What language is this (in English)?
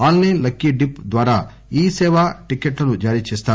Telugu